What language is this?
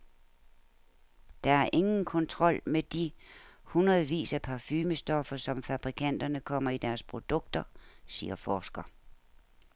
Danish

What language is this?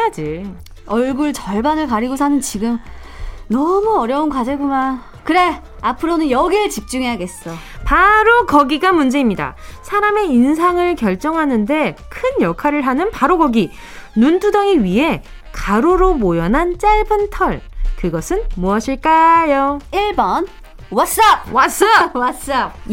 Korean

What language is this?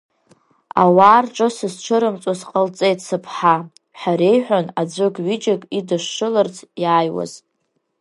Abkhazian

